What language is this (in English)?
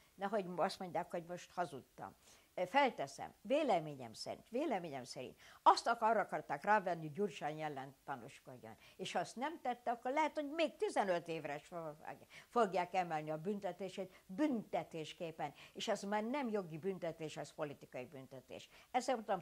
Hungarian